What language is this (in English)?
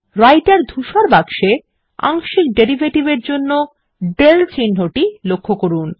Bangla